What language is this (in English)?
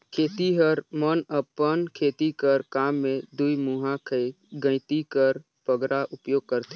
Chhattisgarhi